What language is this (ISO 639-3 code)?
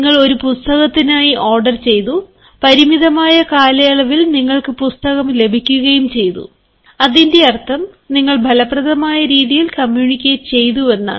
mal